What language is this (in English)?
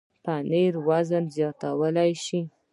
Pashto